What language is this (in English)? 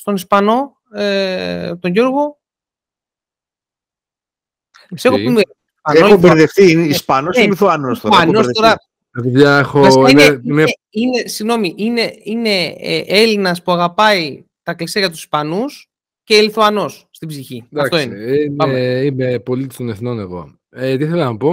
Greek